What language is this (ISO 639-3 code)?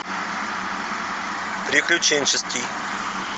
rus